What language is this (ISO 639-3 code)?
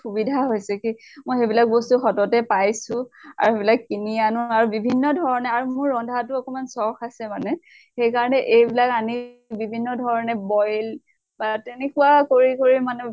asm